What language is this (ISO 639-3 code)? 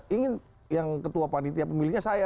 ind